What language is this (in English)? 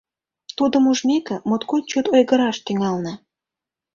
Mari